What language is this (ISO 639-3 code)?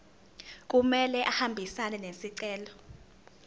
zul